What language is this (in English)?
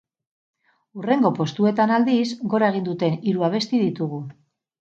Basque